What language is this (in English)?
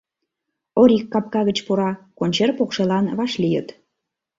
Mari